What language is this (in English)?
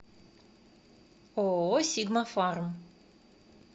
Russian